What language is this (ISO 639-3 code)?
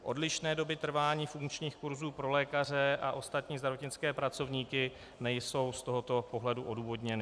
ces